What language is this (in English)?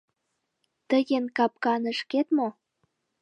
Mari